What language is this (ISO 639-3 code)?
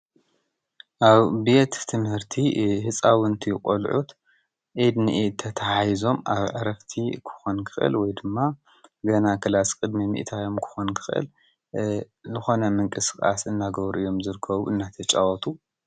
tir